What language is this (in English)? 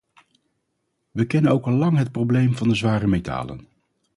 Dutch